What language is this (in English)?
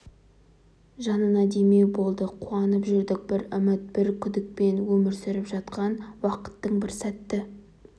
Kazakh